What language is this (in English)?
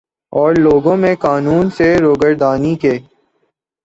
Urdu